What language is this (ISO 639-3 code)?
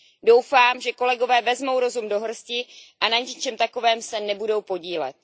ces